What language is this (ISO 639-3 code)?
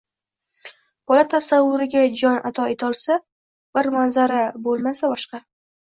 uzb